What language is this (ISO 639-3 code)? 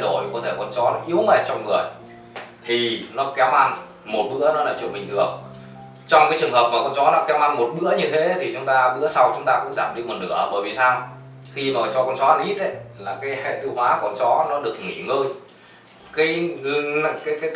vie